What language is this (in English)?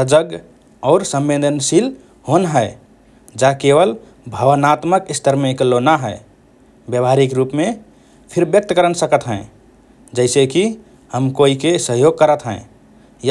Rana Tharu